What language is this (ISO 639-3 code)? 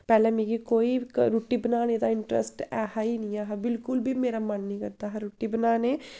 doi